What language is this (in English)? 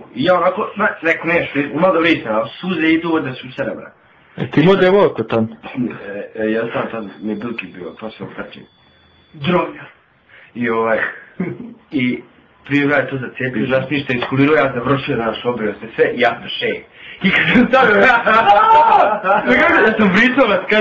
Romanian